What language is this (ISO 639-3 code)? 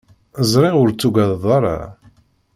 kab